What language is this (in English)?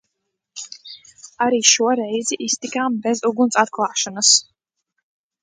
Latvian